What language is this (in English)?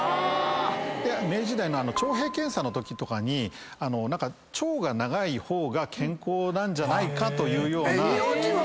Japanese